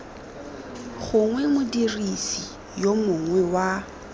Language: Tswana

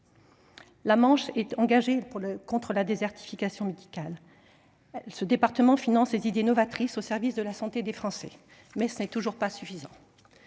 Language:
French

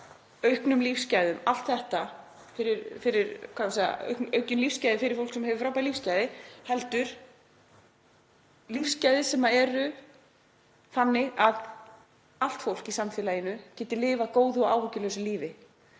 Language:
Icelandic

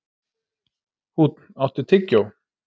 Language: Icelandic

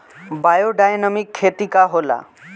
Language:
Bhojpuri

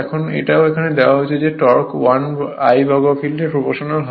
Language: Bangla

